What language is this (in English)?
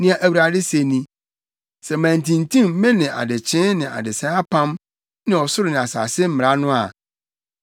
Akan